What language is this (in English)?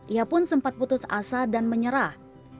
Indonesian